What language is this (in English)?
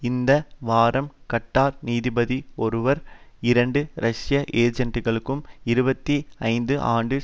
Tamil